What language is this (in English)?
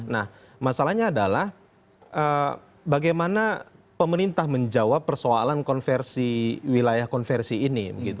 Indonesian